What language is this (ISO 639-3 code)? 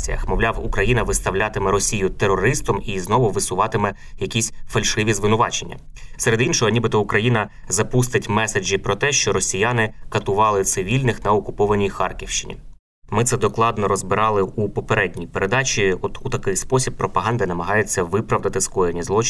ukr